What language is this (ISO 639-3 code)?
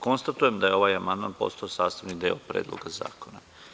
srp